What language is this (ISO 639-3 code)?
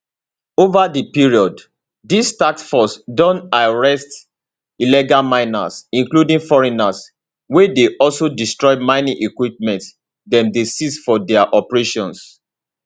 pcm